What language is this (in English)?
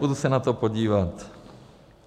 Czech